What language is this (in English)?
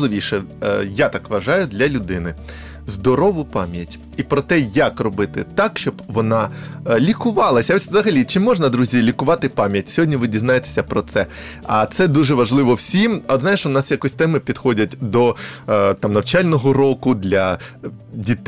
Ukrainian